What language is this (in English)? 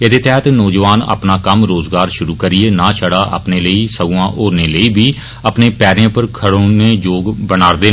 Dogri